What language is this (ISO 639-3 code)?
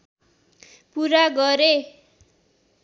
nep